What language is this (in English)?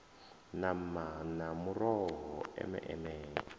Venda